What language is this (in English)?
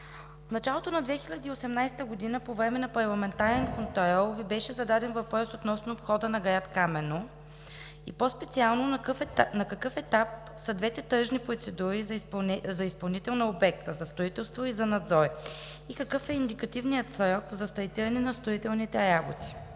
Bulgarian